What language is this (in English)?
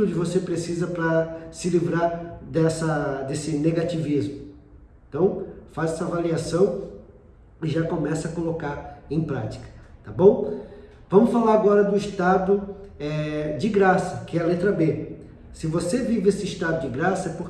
Portuguese